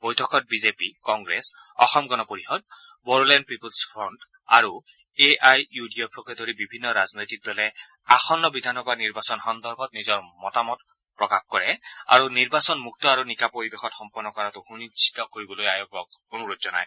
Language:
Assamese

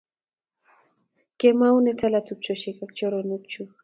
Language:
Kalenjin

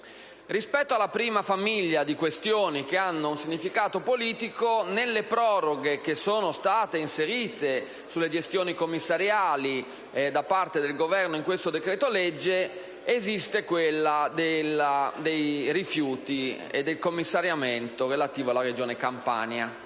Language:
Italian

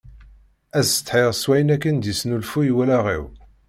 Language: Kabyle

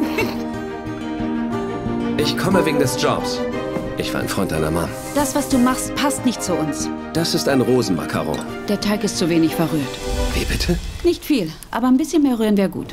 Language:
German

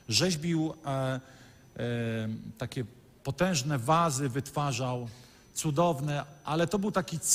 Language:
Polish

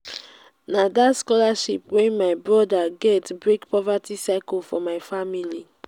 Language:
Nigerian Pidgin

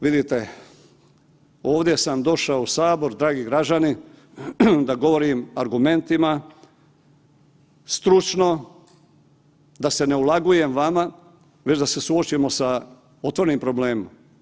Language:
Croatian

